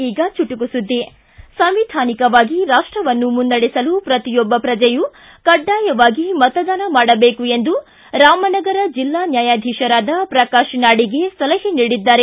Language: Kannada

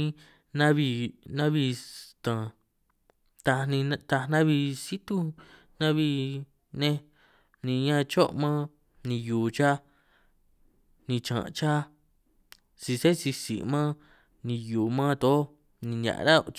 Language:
San Martín Itunyoso Triqui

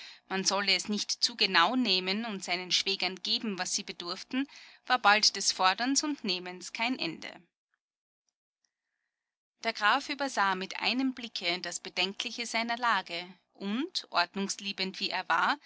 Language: German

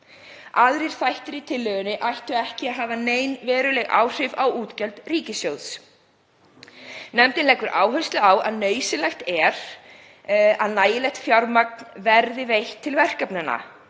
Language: Icelandic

